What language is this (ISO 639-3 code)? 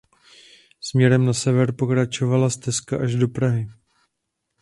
ces